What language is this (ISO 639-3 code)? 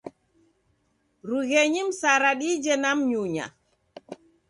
dav